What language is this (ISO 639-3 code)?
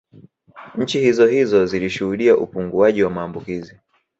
swa